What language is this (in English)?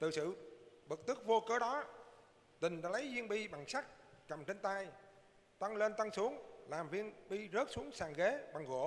Vietnamese